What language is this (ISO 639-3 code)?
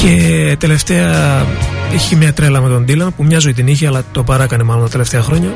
ell